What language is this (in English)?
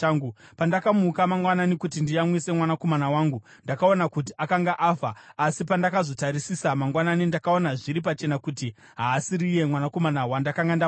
Shona